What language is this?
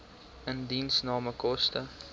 Afrikaans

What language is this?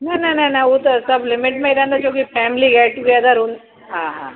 Sindhi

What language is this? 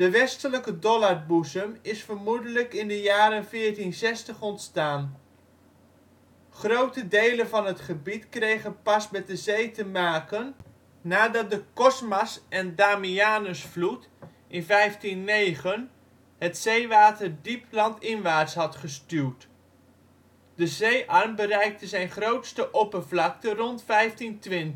Dutch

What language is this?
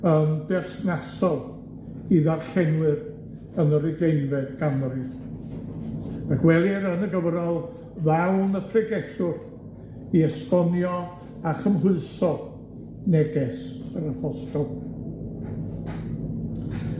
Welsh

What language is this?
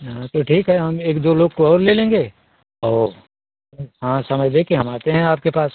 Hindi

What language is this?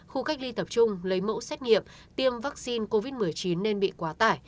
Vietnamese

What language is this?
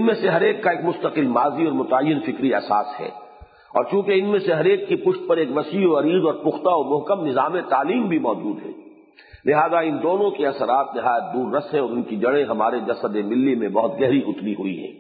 Urdu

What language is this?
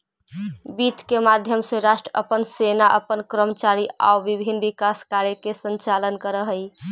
Magahi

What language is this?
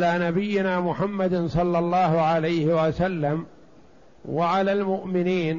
Arabic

